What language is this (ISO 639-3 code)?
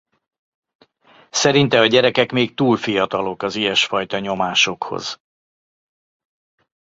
hun